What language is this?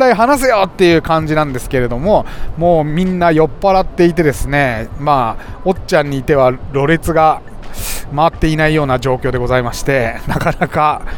Japanese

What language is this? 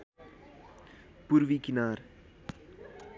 Nepali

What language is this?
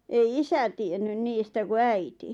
Finnish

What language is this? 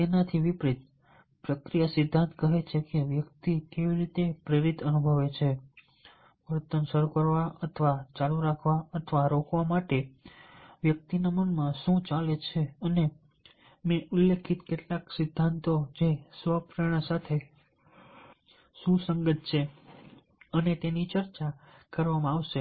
Gujarati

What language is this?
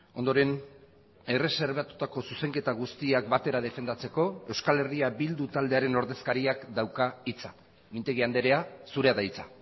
Basque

